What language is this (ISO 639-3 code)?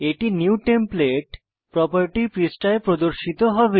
ben